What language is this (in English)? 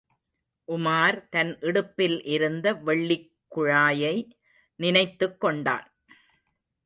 Tamil